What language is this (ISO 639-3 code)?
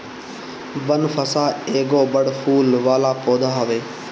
bho